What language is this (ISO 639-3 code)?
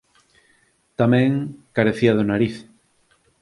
glg